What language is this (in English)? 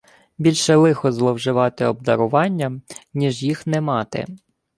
Ukrainian